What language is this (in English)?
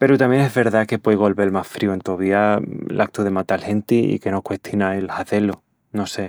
Extremaduran